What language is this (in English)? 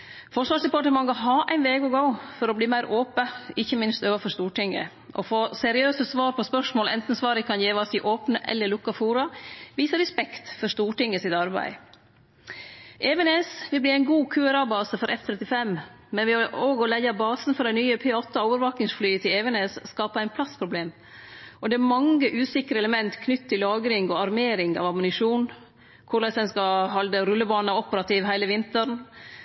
Norwegian Nynorsk